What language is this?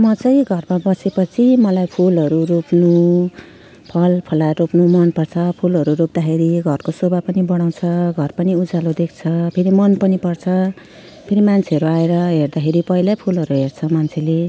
Nepali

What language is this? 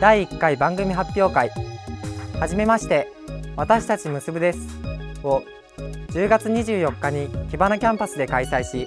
Japanese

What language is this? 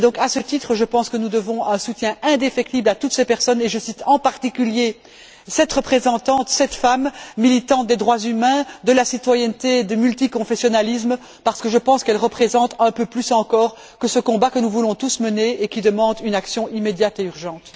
French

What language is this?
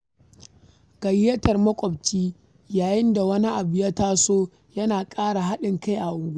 Hausa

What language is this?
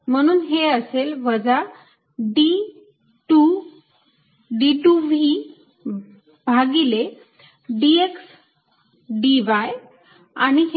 Marathi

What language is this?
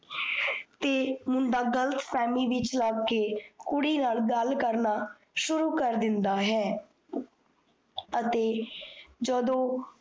Punjabi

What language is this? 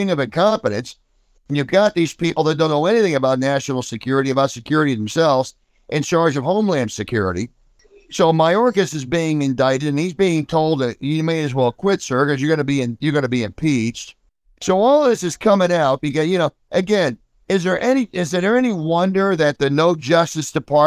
English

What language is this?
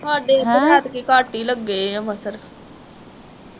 Punjabi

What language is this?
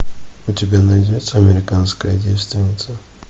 Russian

